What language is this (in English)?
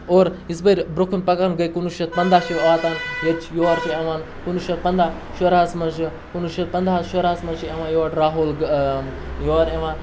Kashmiri